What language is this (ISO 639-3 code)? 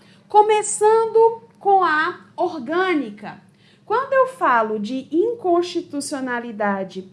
por